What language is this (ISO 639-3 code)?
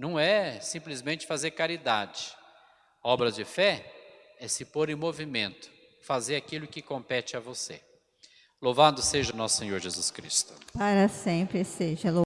por